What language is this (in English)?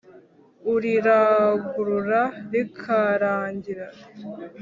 Kinyarwanda